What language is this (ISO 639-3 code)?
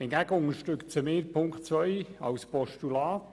gsw